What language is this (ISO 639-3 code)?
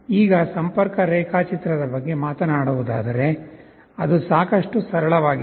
kan